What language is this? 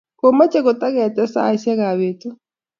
Kalenjin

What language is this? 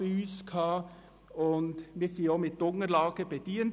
Swiss German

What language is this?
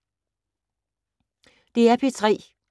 Danish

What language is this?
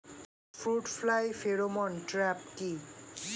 Bangla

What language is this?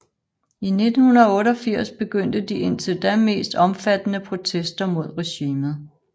Danish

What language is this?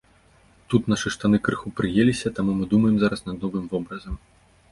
Belarusian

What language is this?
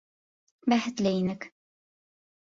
Bashkir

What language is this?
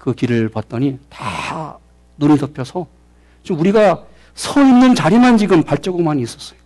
Korean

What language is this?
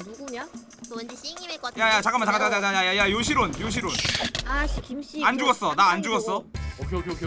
Korean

